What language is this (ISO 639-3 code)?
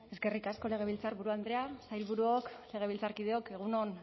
eus